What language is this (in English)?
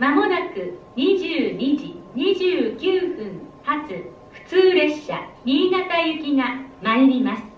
Japanese